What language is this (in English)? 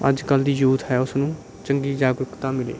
Punjabi